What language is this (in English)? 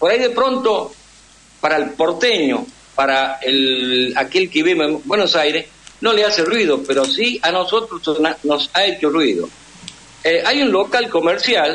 Spanish